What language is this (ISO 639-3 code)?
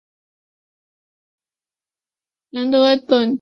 zho